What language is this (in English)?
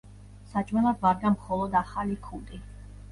Georgian